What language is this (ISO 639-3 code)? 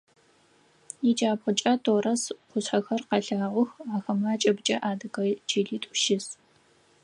ady